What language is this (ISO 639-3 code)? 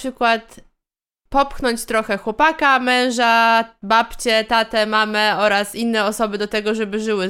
pol